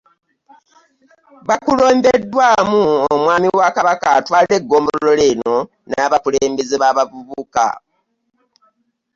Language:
Ganda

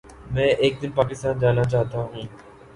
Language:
Urdu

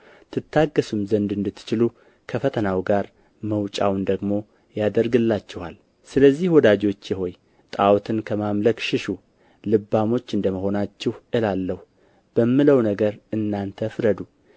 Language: Amharic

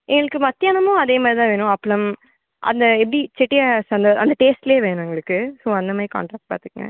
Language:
Tamil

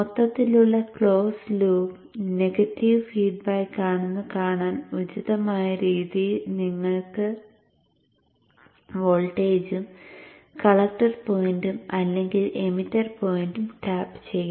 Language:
Malayalam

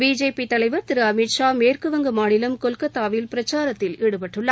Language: Tamil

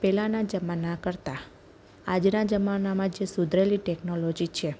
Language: Gujarati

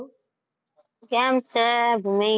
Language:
Gujarati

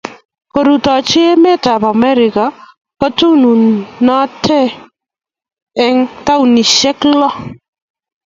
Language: Kalenjin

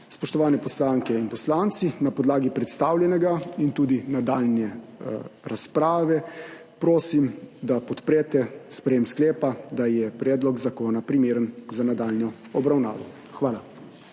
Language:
Slovenian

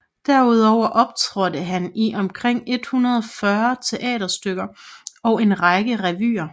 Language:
Danish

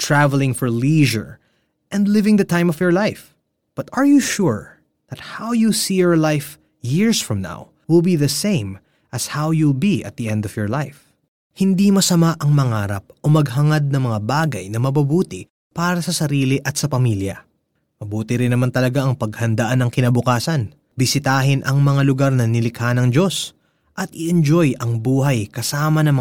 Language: Filipino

